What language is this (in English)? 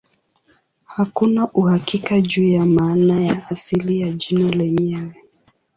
Swahili